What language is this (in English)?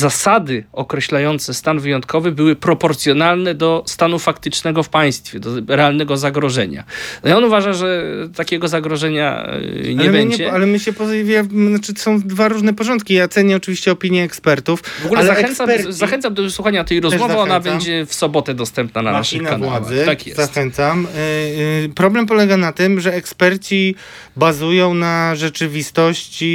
Polish